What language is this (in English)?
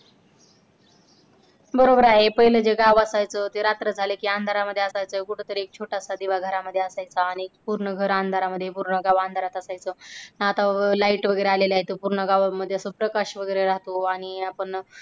Marathi